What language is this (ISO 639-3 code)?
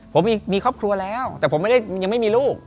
tha